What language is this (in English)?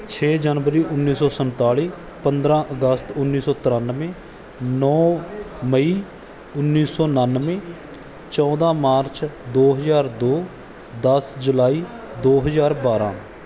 Punjabi